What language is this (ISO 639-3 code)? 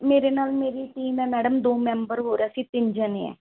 pan